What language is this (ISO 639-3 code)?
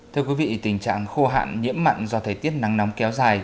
vie